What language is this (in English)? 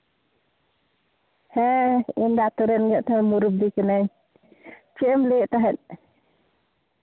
Santali